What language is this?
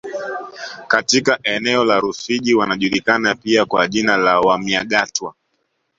Swahili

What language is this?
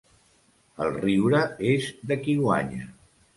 Catalan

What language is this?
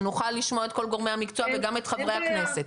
Hebrew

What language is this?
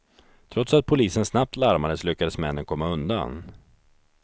Swedish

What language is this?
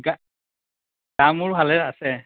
Assamese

